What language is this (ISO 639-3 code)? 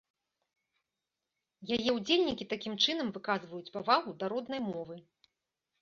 bel